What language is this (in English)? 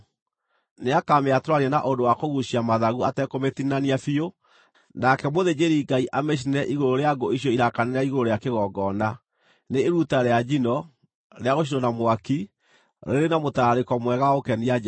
Kikuyu